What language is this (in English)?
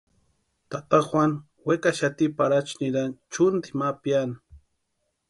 Western Highland Purepecha